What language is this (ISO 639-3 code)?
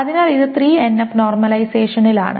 mal